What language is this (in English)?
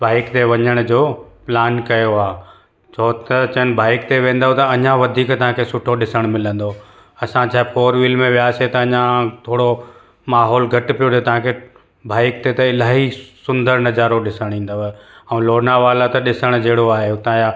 Sindhi